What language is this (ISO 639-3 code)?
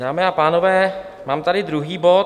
ces